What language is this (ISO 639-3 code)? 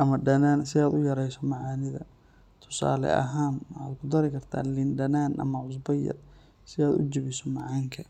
som